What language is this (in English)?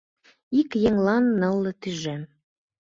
Mari